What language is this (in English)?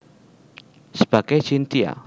Javanese